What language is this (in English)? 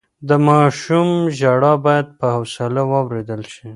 Pashto